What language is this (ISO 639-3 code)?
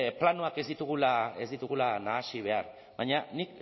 eus